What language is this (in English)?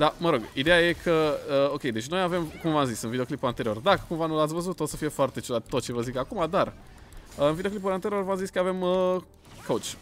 Romanian